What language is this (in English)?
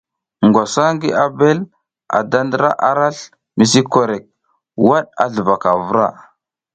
South Giziga